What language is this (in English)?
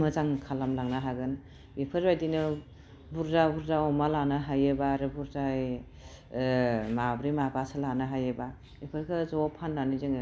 Bodo